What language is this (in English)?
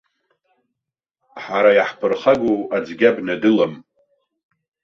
Abkhazian